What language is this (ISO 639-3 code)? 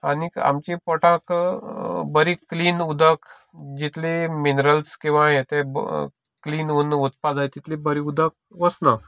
kok